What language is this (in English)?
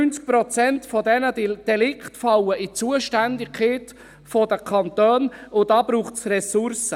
Swiss German